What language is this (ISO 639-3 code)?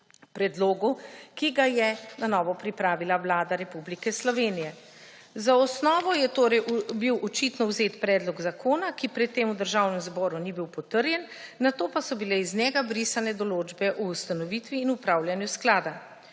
slv